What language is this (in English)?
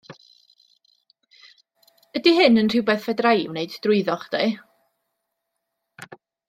Welsh